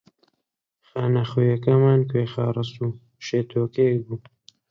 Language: Central Kurdish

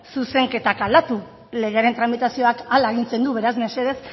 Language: Basque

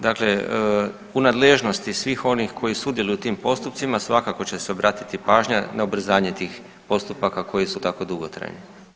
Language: Croatian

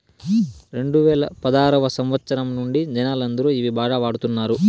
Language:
Telugu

